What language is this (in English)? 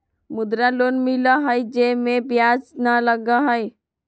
Magahi